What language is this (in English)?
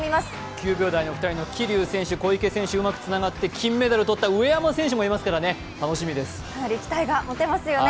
Japanese